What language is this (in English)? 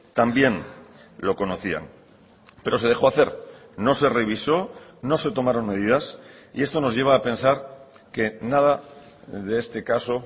Spanish